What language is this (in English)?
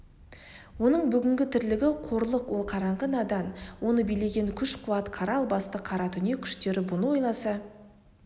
Kazakh